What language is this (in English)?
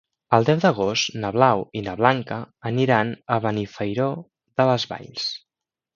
Catalan